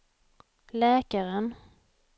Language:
Swedish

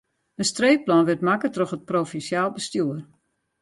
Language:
Western Frisian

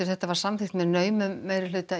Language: Icelandic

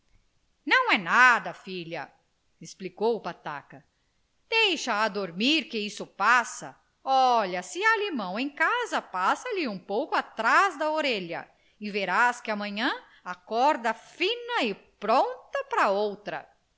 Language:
Portuguese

